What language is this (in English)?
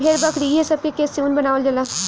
Bhojpuri